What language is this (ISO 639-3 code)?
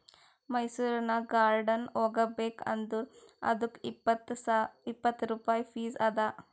kan